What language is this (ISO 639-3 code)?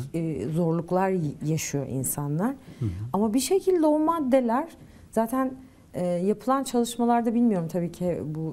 tur